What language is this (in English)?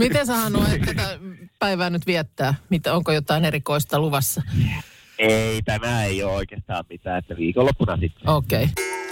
Finnish